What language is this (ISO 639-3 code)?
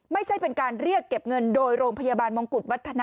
tha